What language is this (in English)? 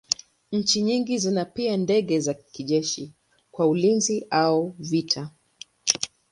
Swahili